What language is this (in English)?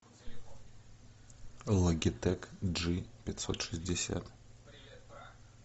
Russian